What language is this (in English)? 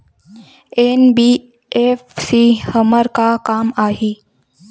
Chhattisgarhi